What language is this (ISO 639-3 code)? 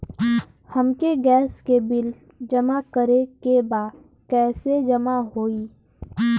bho